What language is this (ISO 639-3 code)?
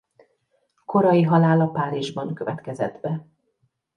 hun